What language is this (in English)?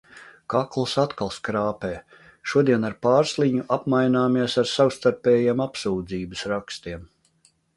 Latvian